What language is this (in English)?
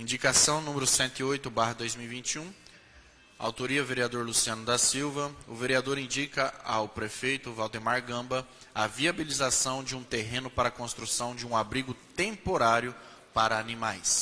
Portuguese